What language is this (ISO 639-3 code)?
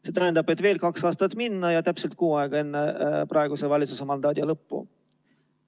est